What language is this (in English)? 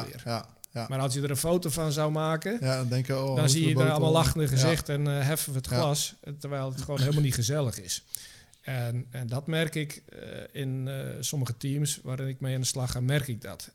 Dutch